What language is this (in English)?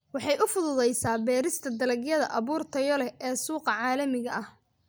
Somali